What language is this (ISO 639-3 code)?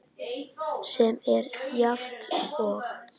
isl